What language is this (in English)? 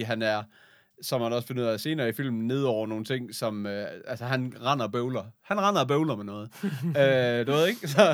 Danish